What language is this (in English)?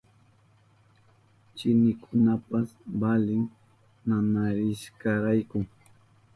Southern Pastaza Quechua